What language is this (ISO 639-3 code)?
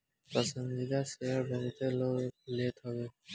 bho